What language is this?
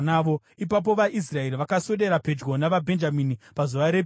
Shona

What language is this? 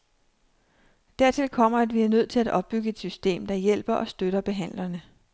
Danish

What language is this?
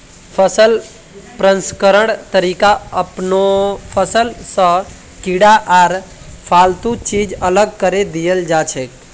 Magahi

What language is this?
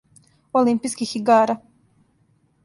Serbian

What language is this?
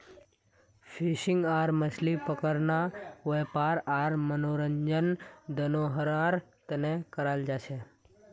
Magahi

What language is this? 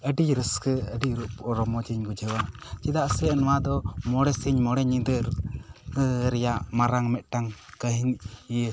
Santali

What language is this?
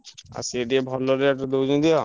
Odia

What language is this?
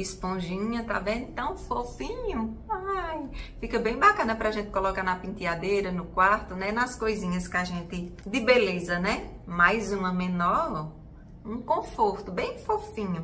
Portuguese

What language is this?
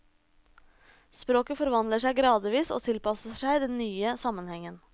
Norwegian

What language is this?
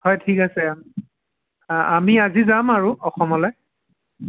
Assamese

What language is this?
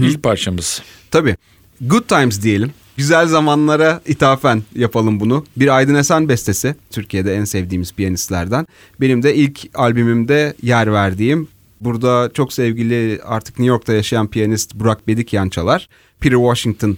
Turkish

